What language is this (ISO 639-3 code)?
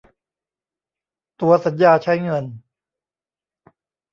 tha